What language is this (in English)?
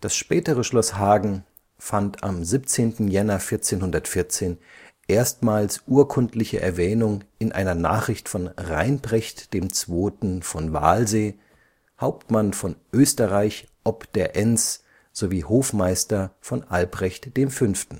German